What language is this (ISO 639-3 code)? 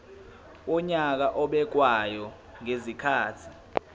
zul